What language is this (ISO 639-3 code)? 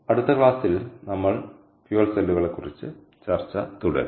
mal